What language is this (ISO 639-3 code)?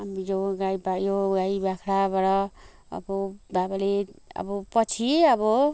nep